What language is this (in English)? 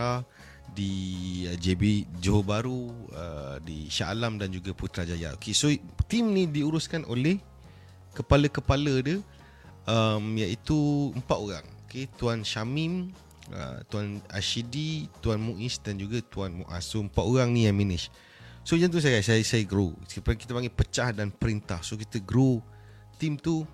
Malay